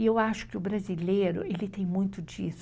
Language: Portuguese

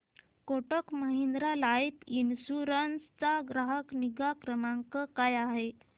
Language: Marathi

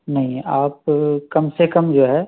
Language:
Urdu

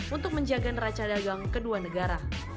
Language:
Indonesian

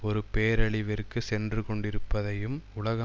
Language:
Tamil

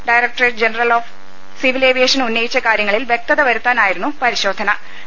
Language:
Malayalam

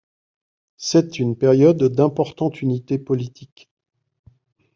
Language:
French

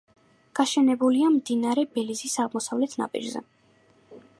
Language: Georgian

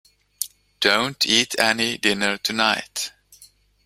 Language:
English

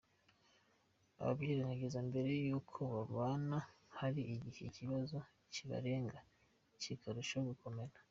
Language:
Kinyarwanda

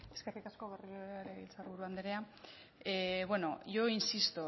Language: Basque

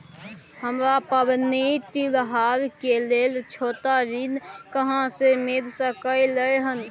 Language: Maithili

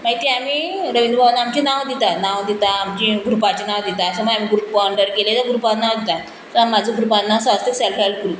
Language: Konkani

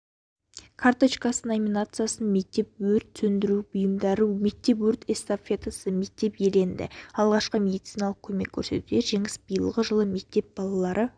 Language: Kazakh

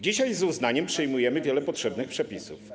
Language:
Polish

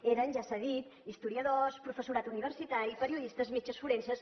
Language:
Catalan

